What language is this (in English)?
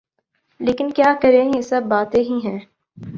Urdu